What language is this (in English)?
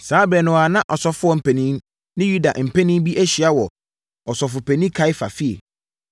Akan